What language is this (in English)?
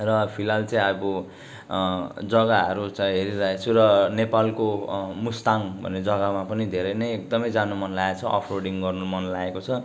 Nepali